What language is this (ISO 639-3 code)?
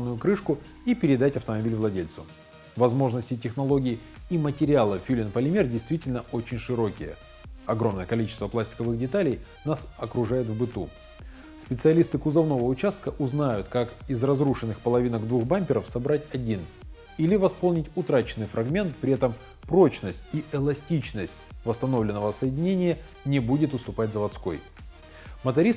rus